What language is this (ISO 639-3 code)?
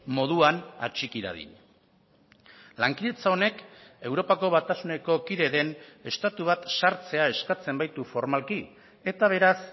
eus